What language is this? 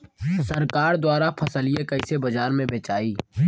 Bhojpuri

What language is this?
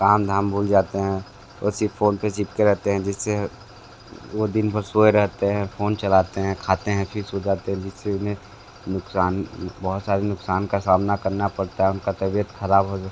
Hindi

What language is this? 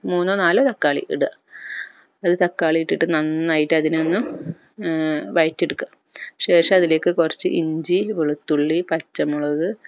Malayalam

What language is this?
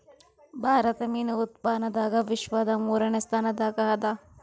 Kannada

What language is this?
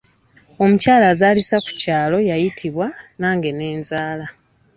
Ganda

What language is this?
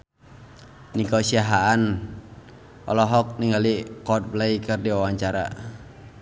Sundanese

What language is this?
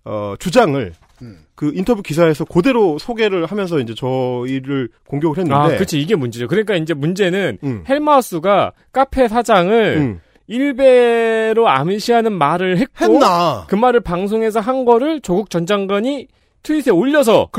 Korean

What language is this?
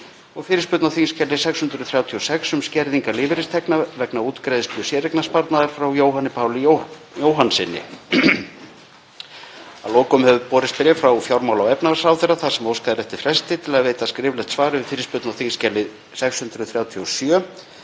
Icelandic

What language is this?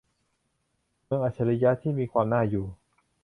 Thai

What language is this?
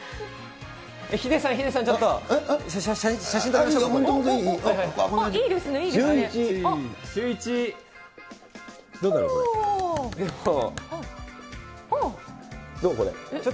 Japanese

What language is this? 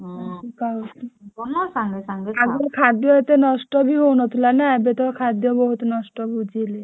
Odia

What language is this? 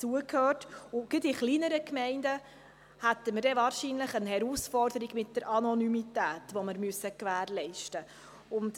Swiss German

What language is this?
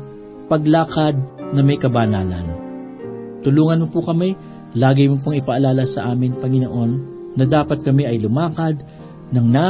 Filipino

